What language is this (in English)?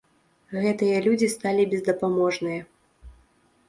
Belarusian